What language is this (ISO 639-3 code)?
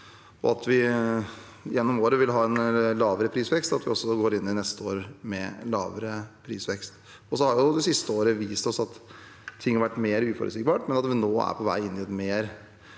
nor